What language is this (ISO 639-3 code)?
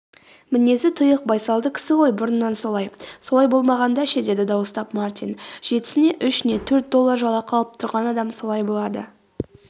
kaz